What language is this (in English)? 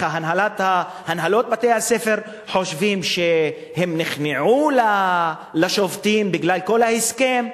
Hebrew